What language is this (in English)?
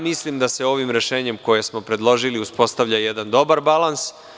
Serbian